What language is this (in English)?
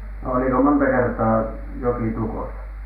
Finnish